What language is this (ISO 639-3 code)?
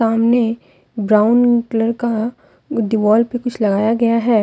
hin